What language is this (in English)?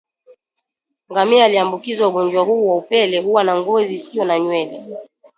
Swahili